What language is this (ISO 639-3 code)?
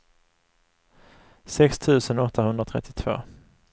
swe